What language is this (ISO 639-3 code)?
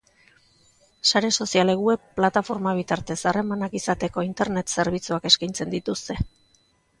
eus